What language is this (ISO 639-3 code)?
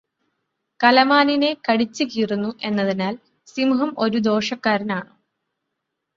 mal